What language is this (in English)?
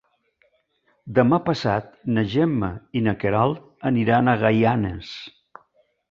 Catalan